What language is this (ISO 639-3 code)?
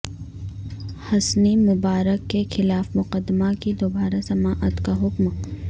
urd